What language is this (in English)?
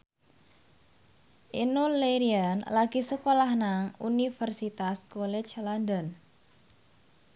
Javanese